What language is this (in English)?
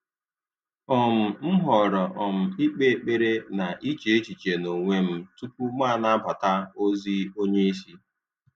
Igbo